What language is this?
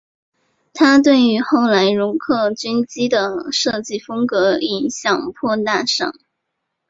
Chinese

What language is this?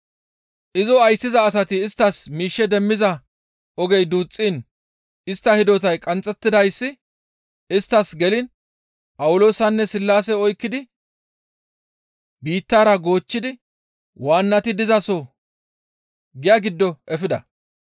Gamo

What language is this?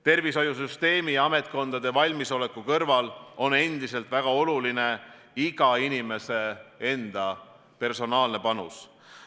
Estonian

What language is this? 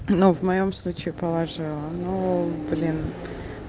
Russian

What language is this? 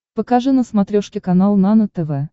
Russian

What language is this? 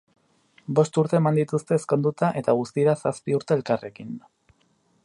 Basque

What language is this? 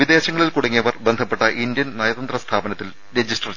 Malayalam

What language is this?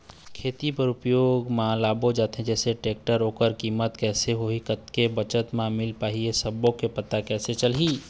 Chhattisgarhi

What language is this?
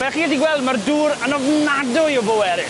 Welsh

